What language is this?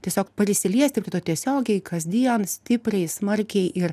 Lithuanian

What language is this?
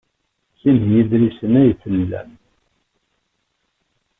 Kabyle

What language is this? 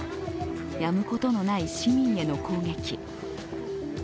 Japanese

